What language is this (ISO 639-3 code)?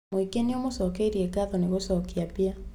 kik